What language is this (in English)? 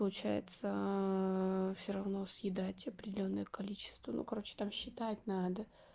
Russian